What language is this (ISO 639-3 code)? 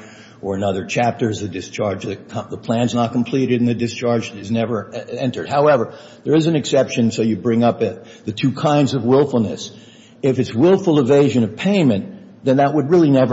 eng